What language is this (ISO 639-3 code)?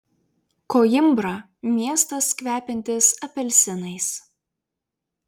lit